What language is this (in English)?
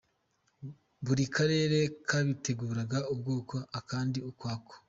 Kinyarwanda